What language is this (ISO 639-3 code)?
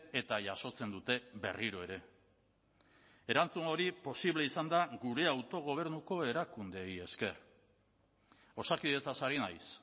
eus